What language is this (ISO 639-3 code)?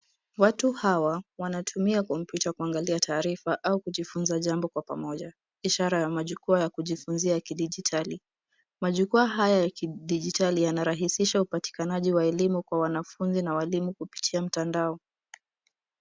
swa